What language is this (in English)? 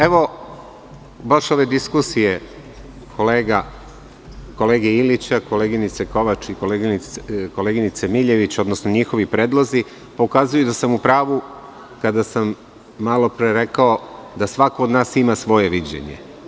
Serbian